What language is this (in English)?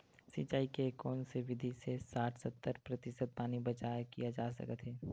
Chhattisgarhi